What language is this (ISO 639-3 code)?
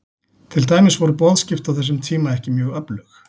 isl